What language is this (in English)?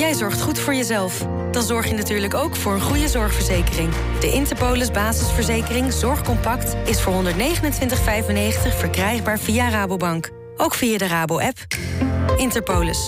Dutch